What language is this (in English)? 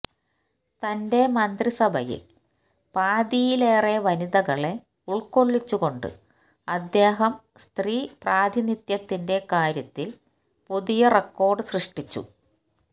Malayalam